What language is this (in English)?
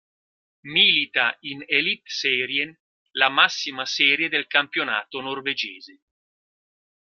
Italian